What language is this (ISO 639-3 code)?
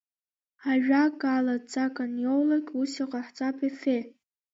abk